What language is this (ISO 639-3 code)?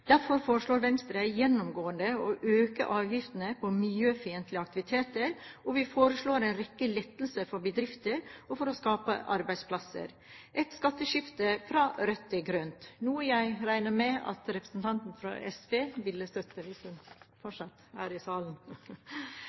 nob